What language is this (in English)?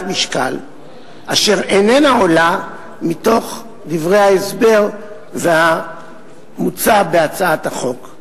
Hebrew